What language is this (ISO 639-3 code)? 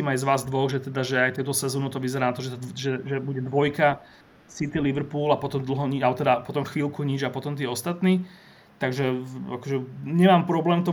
slk